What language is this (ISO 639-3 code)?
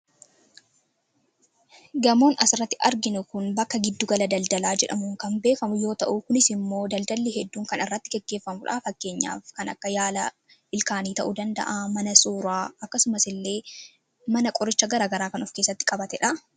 orm